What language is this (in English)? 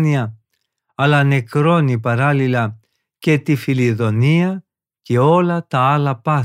Greek